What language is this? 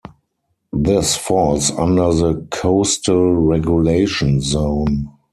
English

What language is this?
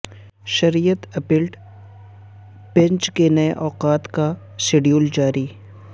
Urdu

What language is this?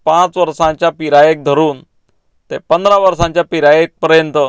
Konkani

